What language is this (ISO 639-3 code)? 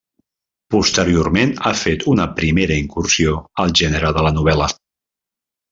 cat